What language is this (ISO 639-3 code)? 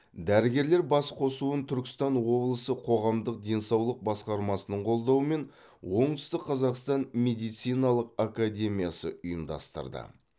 kaz